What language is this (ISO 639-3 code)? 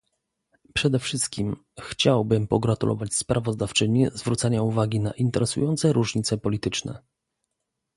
pol